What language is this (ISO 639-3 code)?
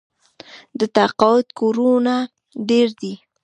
pus